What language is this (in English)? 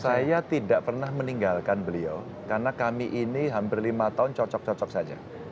Indonesian